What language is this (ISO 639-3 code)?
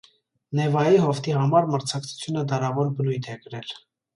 hye